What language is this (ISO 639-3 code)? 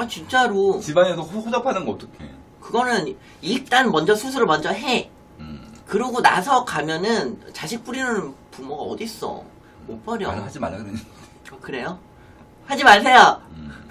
kor